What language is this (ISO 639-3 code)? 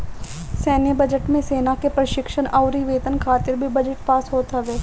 bho